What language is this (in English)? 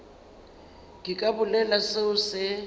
Northern Sotho